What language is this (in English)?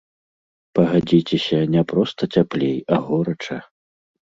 Belarusian